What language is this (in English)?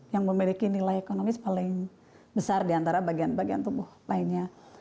Indonesian